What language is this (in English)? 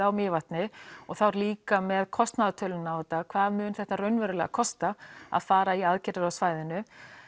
Icelandic